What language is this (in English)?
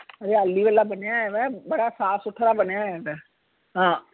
Punjabi